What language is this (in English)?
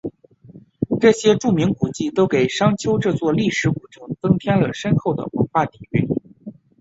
Chinese